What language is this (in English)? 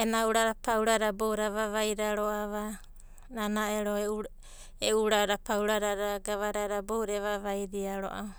Abadi